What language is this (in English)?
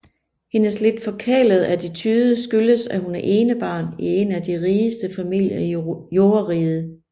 Danish